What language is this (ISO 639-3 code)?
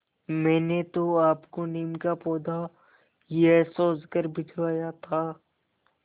hin